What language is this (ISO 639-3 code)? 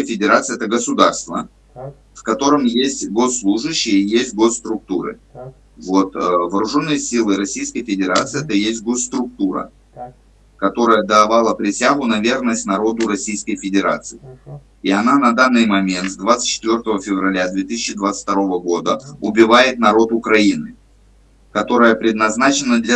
rus